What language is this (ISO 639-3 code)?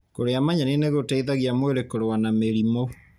kik